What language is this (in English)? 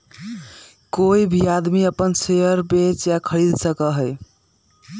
Magahi